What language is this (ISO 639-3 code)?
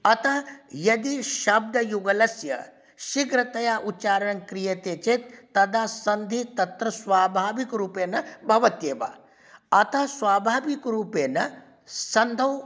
san